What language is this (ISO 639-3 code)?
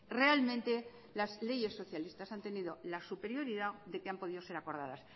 spa